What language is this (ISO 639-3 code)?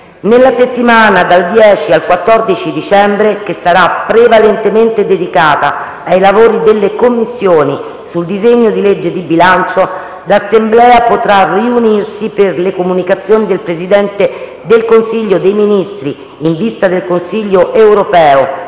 ita